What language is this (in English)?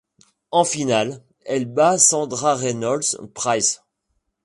French